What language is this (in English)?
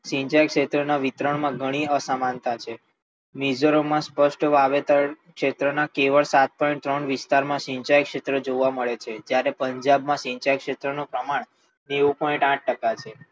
Gujarati